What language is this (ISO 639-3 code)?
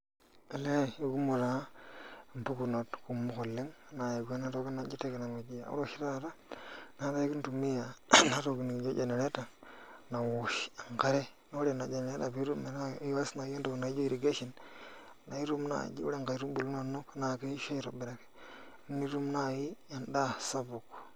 mas